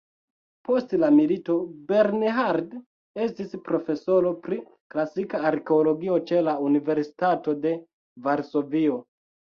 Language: Esperanto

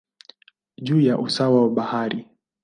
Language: Swahili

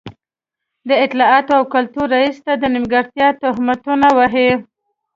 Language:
Pashto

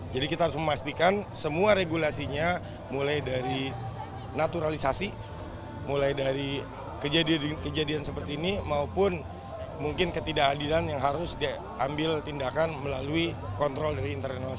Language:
Indonesian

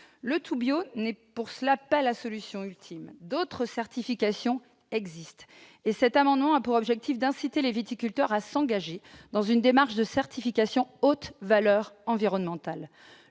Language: French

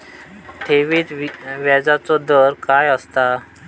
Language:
Marathi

